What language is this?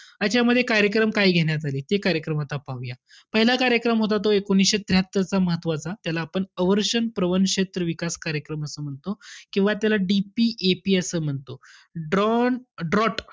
Marathi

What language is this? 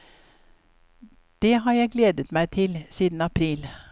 Norwegian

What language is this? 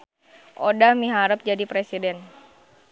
Sundanese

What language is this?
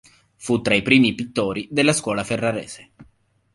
Italian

